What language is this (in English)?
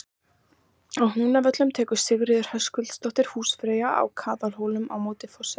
Icelandic